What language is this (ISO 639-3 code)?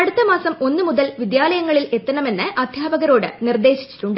mal